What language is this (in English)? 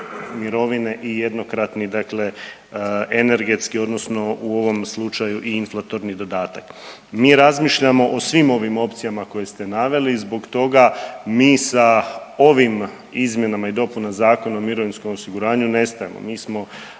Croatian